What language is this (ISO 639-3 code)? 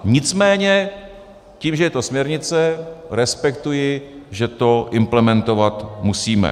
ces